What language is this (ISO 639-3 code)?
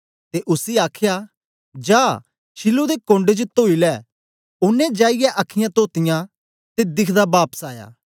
doi